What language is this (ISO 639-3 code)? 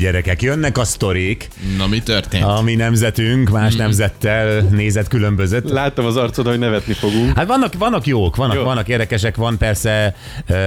hun